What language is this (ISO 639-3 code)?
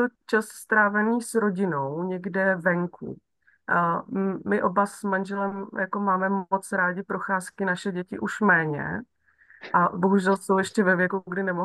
ces